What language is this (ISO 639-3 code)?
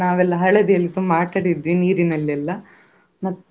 kan